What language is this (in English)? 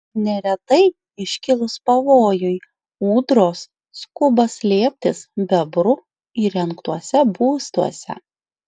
Lithuanian